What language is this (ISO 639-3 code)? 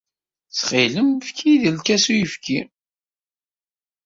kab